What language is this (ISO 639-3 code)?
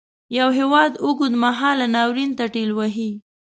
pus